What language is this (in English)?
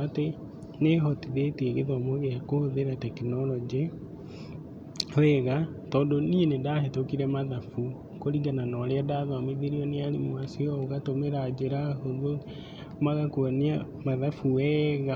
Kikuyu